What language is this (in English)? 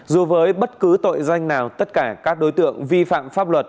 Vietnamese